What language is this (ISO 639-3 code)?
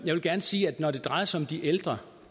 dan